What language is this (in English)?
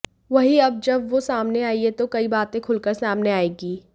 Hindi